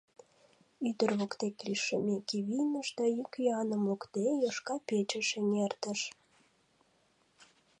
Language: Mari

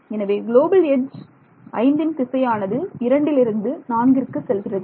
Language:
Tamil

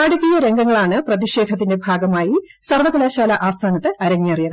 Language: Malayalam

